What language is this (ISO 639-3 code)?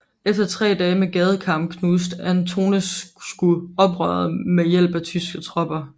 dan